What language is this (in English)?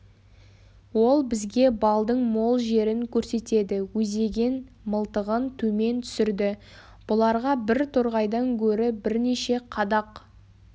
Kazakh